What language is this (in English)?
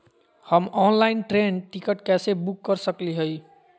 Magahi